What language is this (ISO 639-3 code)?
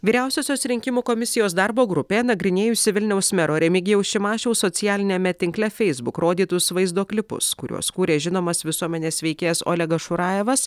lit